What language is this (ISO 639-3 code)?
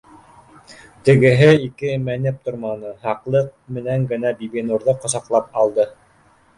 bak